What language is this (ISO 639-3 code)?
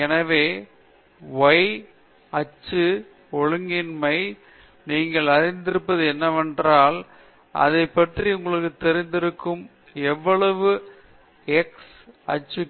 tam